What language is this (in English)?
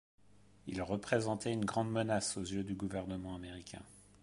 French